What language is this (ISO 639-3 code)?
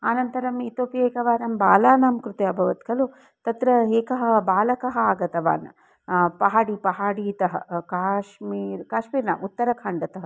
san